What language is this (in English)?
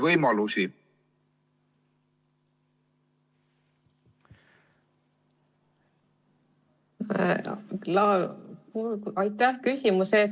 Estonian